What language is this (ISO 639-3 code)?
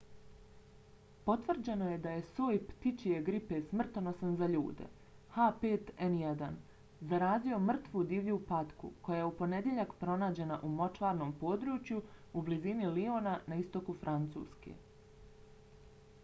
bos